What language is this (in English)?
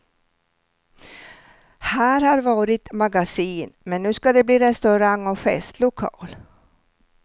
Swedish